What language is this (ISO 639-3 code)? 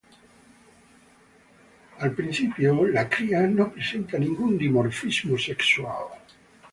spa